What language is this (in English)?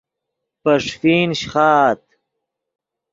Yidgha